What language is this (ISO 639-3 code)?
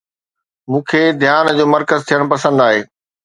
snd